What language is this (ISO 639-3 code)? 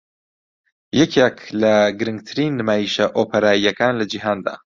ckb